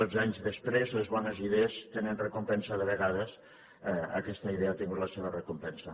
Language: Catalan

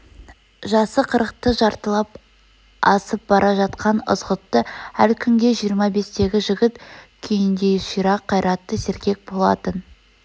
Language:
Kazakh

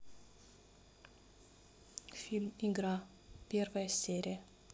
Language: Russian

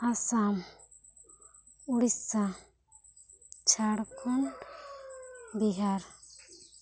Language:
Santali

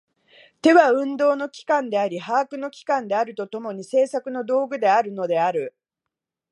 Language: Japanese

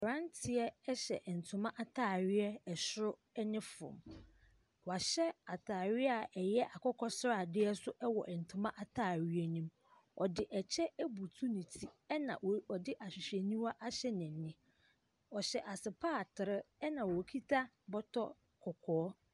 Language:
Akan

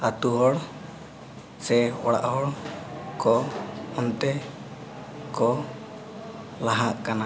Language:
Santali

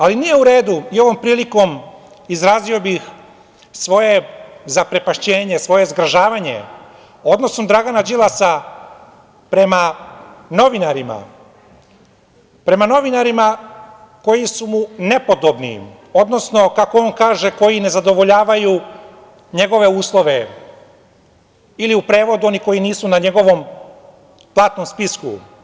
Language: Serbian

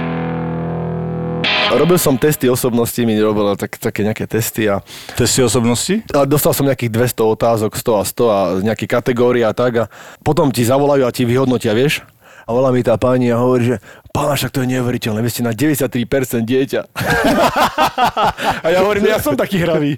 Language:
Slovak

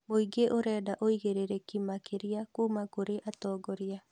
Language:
Kikuyu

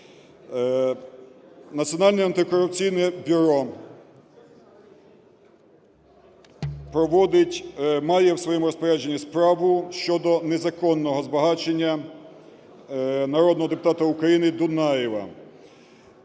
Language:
Ukrainian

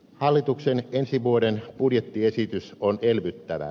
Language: Finnish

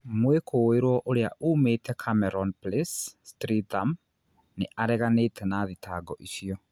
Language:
Kikuyu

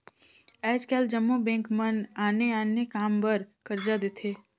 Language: Chhattisgarhi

